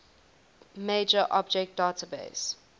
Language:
English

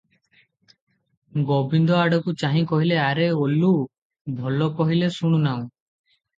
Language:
Odia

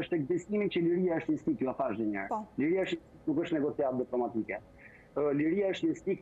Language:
Romanian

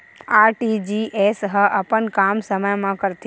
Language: Chhattisgarhi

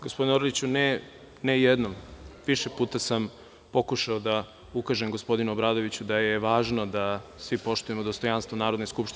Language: Serbian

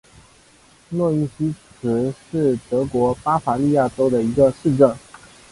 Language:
Chinese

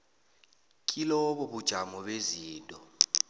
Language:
South Ndebele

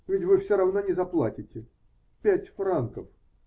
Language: Russian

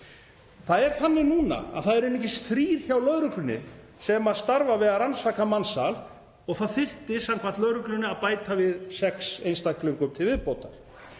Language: Icelandic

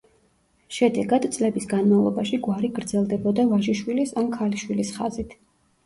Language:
Georgian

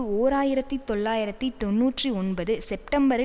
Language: Tamil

